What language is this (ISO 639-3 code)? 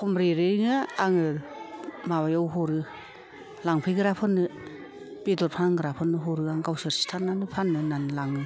brx